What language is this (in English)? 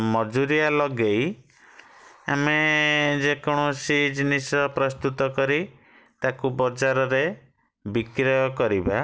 Odia